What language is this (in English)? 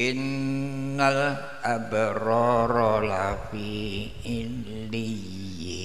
Indonesian